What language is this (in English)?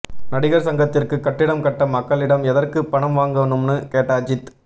Tamil